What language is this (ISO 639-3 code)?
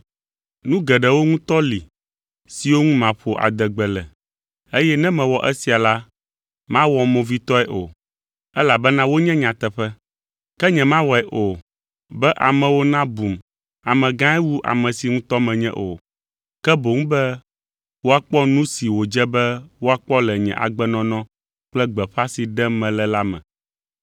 ewe